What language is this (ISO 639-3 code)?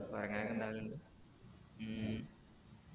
mal